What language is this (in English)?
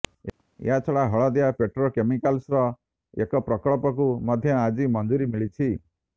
Odia